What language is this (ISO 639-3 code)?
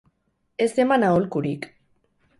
eus